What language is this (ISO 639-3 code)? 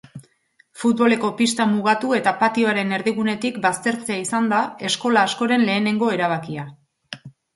eus